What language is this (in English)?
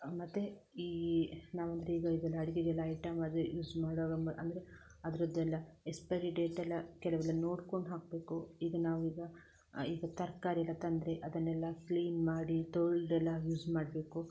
Kannada